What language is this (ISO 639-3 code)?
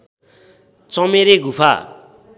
nep